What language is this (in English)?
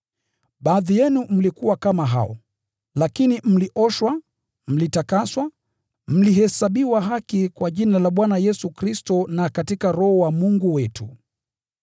Swahili